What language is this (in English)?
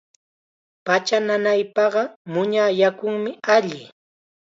Chiquián Ancash Quechua